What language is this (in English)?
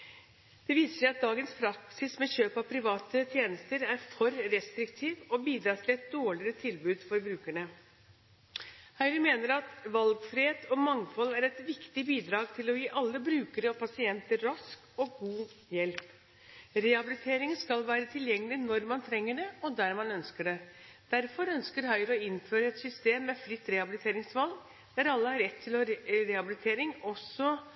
Norwegian Bokmål